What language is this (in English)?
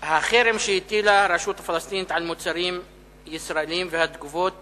Hebrew